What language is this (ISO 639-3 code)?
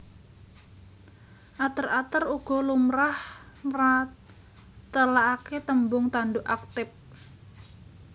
jav